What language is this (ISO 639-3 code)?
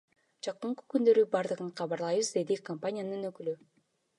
kir